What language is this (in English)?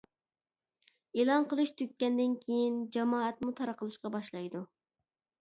Uyghur